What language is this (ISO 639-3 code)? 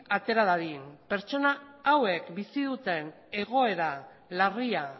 eus